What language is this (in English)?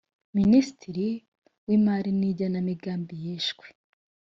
Kinyarwanda